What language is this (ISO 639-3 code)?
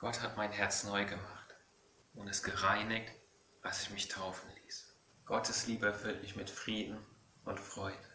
deu